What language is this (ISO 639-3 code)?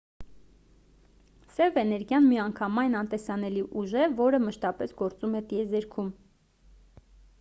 hye